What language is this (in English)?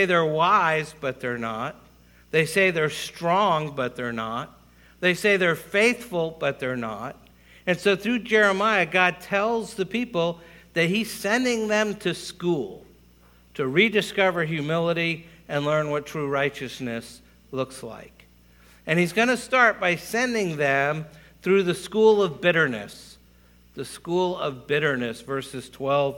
English